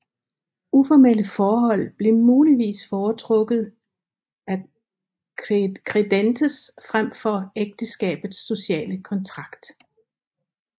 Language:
Danish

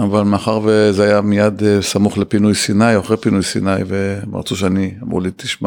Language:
Hebrew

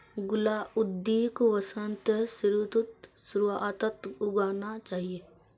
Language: Magahi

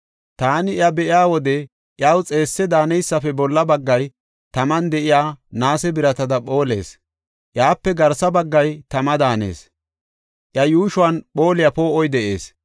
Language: Gofa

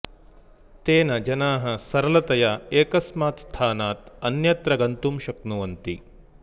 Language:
Sanskrit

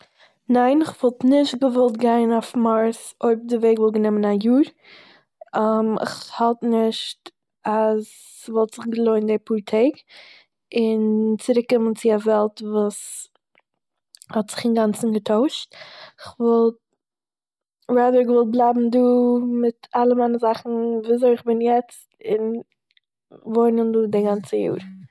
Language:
Yiddish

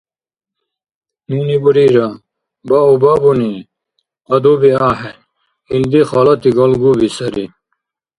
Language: Dargwa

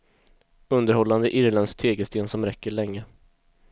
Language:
Swedish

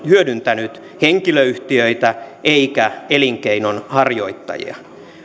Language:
Finnish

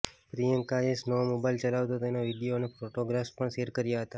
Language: Gujarati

